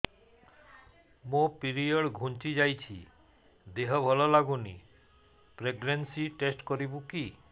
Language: Odia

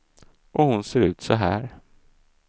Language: Swedish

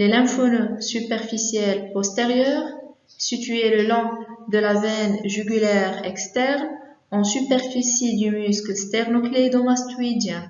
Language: French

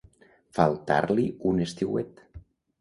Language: Catalan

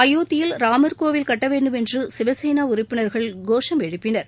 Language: Tamil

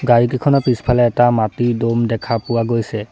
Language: Assamese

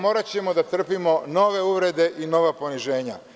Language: Serbian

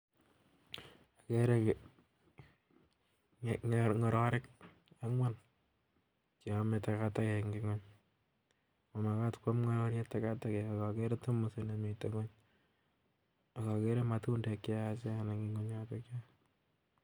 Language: Kalenjin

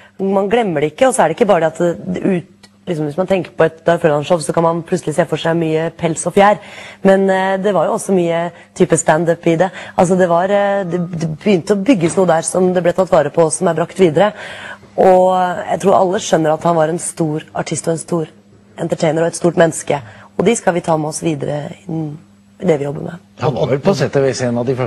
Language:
Norwegian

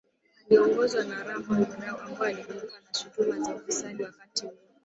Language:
Swahili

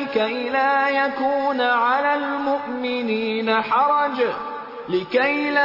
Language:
Urdu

